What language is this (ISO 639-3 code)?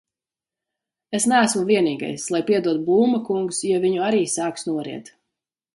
lav